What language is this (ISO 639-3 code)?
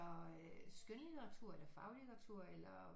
dan